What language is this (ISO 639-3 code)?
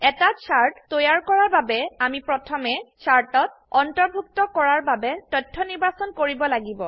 asm